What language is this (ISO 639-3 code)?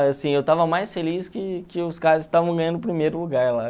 por